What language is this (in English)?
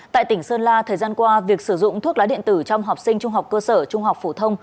Vietnamese